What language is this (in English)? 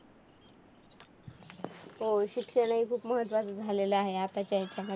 Marathi